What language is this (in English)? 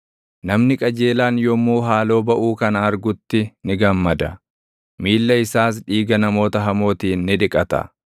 Oromo